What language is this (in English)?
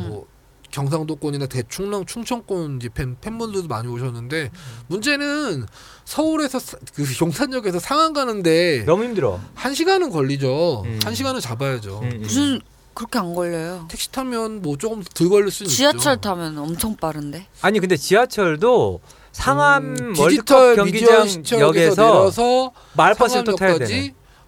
Korean